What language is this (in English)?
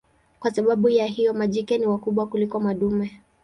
Swahili